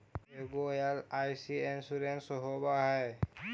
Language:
Magahi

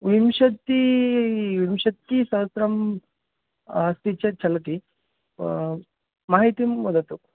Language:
Sanskrit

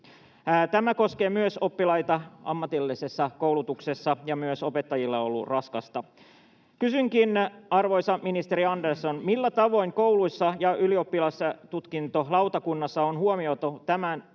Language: Finnish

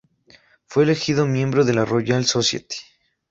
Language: Spanish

